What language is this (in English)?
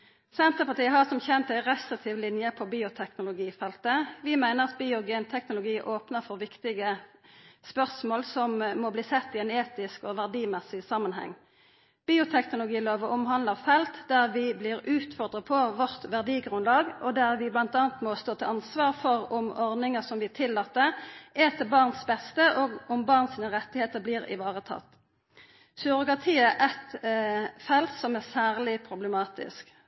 Norwegian Nynorsk